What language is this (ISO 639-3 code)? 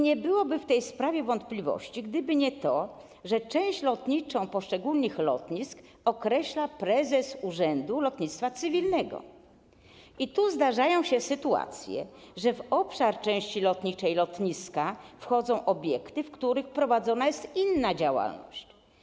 pol